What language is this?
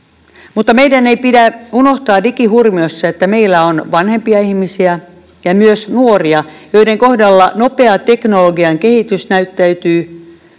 Finnish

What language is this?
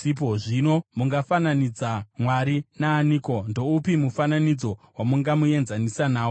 Shona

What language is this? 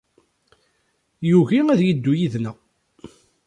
Kabyle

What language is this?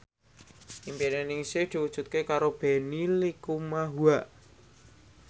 Javanese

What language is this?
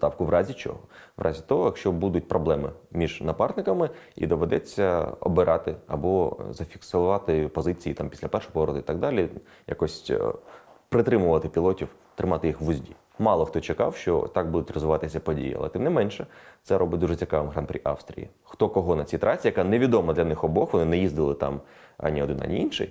Ukrainian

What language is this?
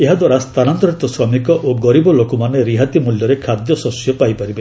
Odia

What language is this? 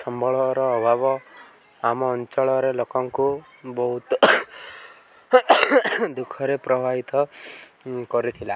Odia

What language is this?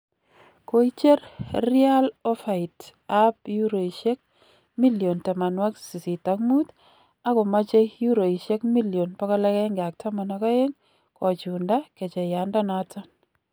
Kalenjin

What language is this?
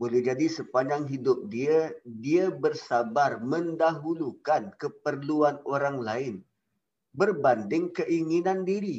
Malay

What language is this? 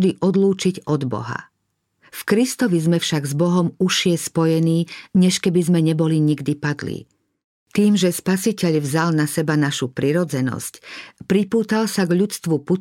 Slovak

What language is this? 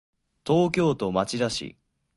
Japanese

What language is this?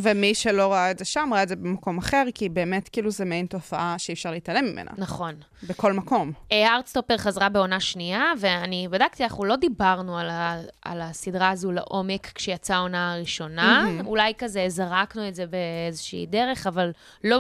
Hebrew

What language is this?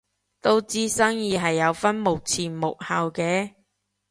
Cantonese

